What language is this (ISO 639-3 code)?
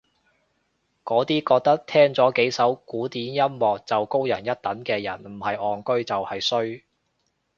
yue